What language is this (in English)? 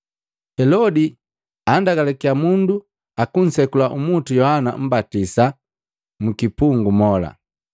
Matengo